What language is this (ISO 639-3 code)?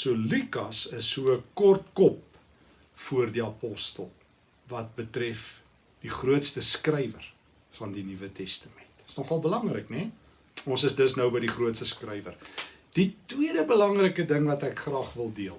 nld